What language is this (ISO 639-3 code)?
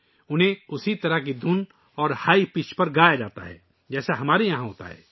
urd